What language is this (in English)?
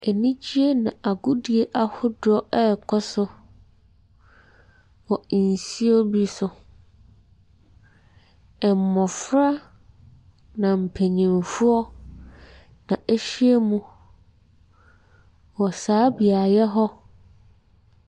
Akan